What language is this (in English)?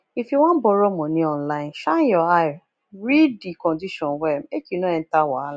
Nigerian Pidgin